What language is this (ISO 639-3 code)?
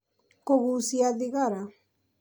kik